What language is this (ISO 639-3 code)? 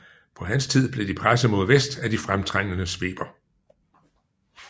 dan